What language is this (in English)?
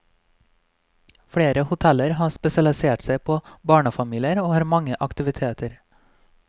Norwegian